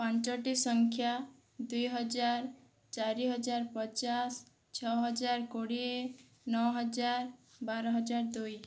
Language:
Odia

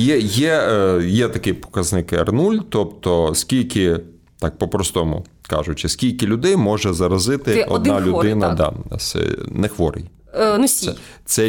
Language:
Ukrainian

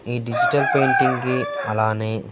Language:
Telugu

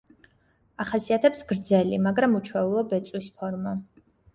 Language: Georgian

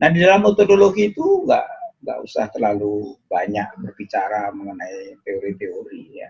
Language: Indonesian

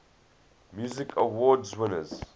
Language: English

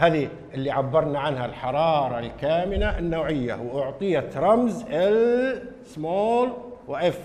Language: Arabic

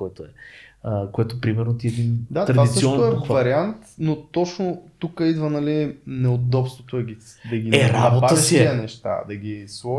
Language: Bulgarian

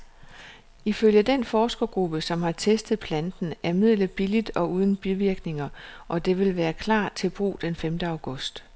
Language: Danish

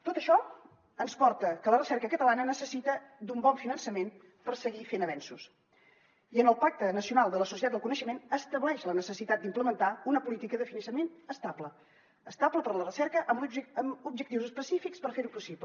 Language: Catalan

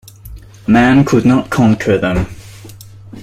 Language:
English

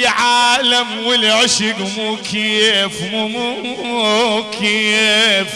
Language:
Arabic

